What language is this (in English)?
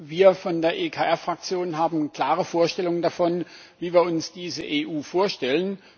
German